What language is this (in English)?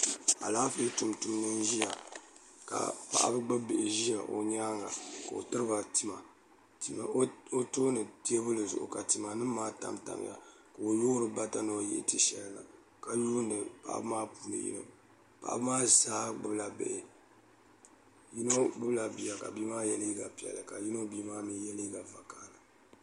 Dagbani